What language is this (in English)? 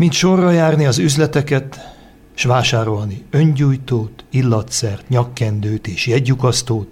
Hungarian